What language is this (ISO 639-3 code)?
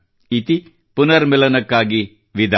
kan